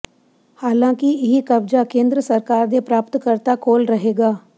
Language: Punjabi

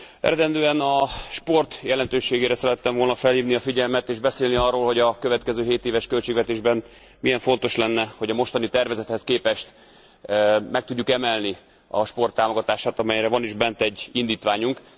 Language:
Hungarian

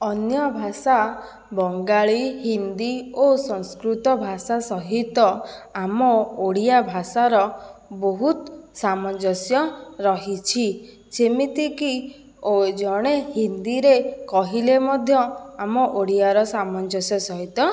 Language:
Odia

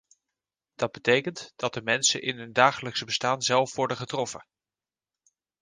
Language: Dutch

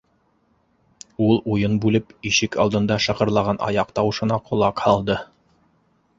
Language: Bashkir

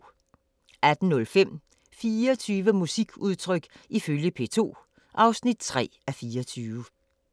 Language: Danish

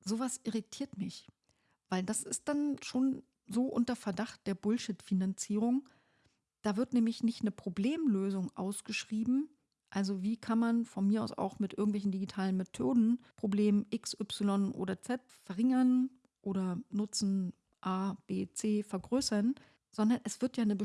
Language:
German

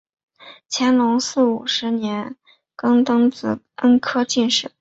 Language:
Chinese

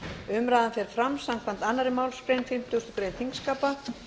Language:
Icelandic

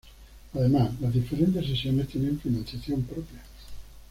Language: Spanish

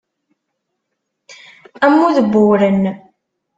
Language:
Kabyle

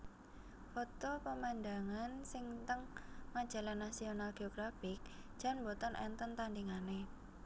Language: Javanese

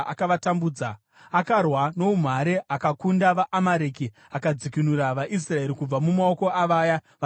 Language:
Shona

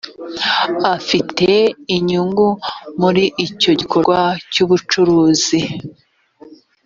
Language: Kinyarwanda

